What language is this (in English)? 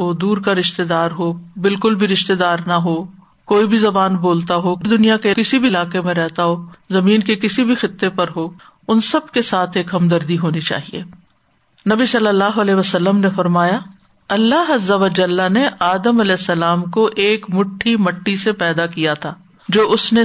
Urdu